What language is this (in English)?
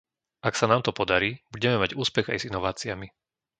Slovak